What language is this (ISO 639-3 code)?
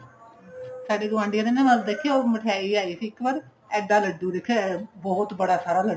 pan